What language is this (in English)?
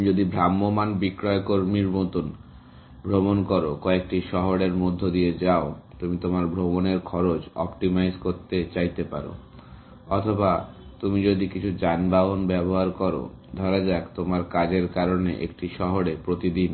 Bangla